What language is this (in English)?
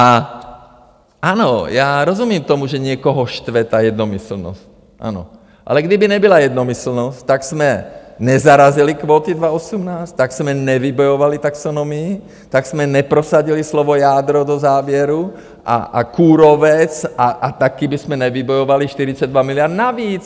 Czech